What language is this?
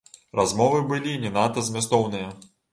Belarusian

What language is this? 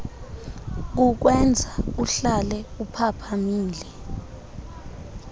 Xhosa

